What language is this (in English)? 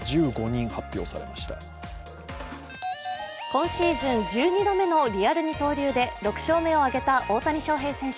Japanese